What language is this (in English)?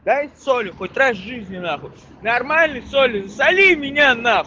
Russian